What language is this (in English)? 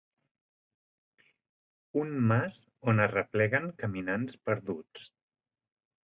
Catalan